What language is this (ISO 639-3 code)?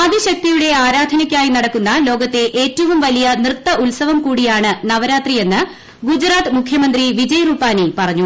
mal